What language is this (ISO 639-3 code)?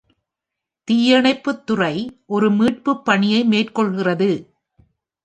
tam